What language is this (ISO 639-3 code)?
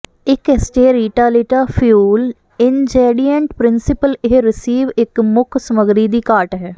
pan